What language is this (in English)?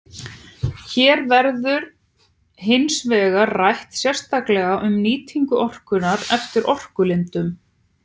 Icelandic